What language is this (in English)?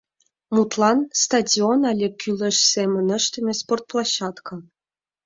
Mari